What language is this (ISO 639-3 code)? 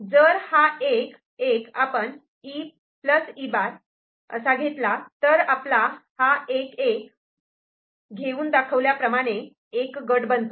mar